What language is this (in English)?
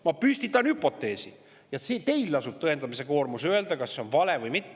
Estonian